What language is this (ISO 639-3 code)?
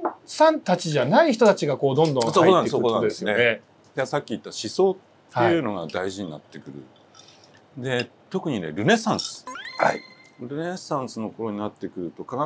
jpn